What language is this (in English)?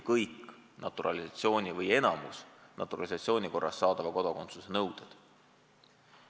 Estonian